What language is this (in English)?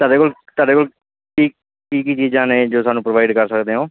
Punjabi